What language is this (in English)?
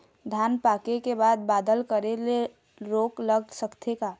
Chhattisgarhi